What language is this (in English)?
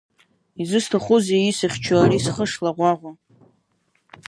Abkhazian